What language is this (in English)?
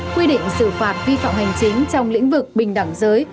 Vietnamese